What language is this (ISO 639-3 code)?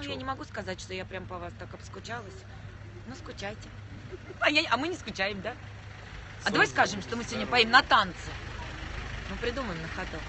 rus